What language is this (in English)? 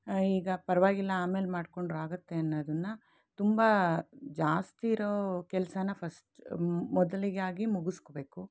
Kannada